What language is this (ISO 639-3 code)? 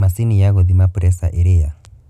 kik